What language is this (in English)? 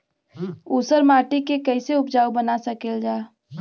Bhojpuri